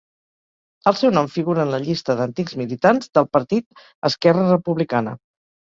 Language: Catalan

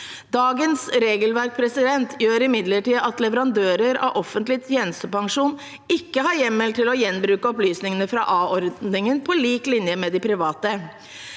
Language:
Norwegian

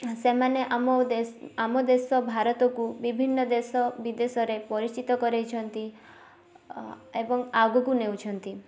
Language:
Odia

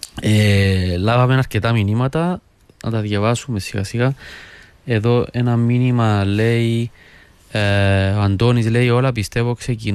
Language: Greek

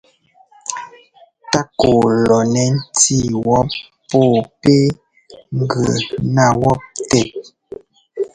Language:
Ngomba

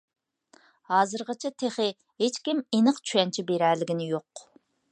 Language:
Uyghur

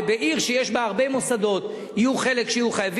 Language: Hebrew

